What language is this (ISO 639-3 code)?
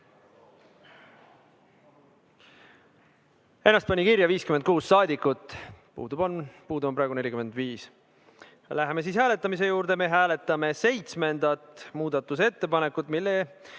est